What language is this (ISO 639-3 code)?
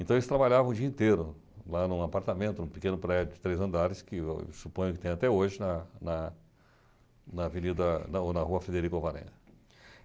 por